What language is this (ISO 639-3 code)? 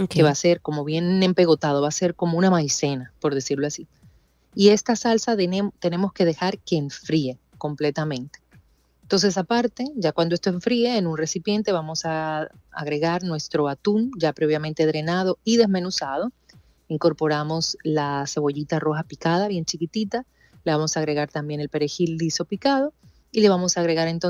spa